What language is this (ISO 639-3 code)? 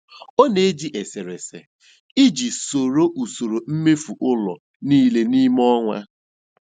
ibo